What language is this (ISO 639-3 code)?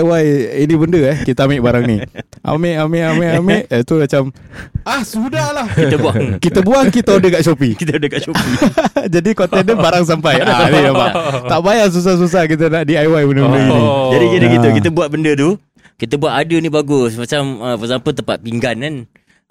msa